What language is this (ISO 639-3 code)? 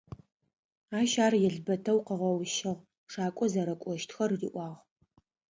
ady